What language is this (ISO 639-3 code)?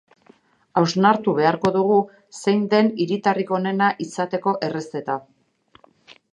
eus